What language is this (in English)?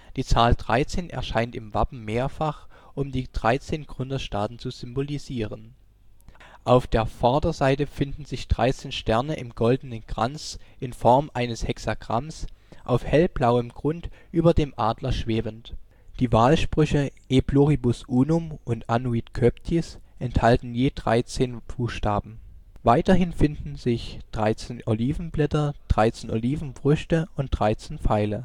German